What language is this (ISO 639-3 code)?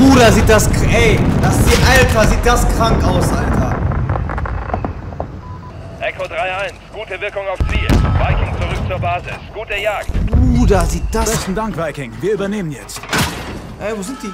deu